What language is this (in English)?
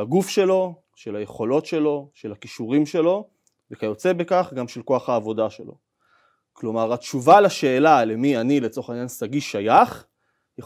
Hebrew